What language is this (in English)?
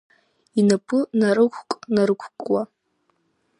Abkhazian